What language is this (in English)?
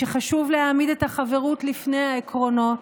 Hebrew